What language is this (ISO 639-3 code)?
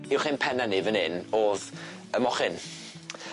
cym